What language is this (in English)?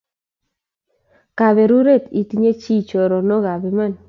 Kalenjin